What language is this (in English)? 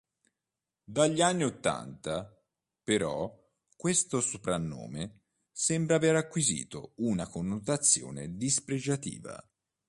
Italian